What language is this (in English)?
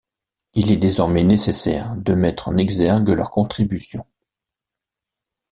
French